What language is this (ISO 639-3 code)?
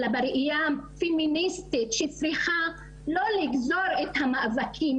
heb